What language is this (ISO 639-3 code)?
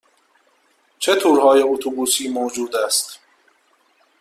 fas